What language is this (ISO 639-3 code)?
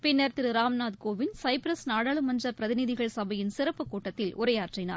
tam